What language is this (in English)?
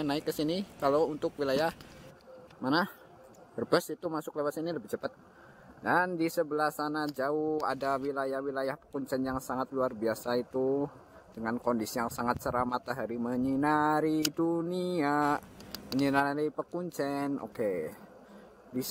Indonesian